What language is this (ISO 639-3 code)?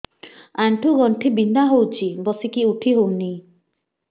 ori